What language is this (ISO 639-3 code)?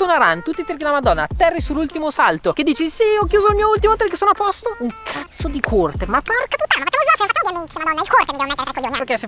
ita